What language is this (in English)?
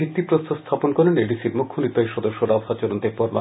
Bangla